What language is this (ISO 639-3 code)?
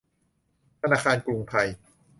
tha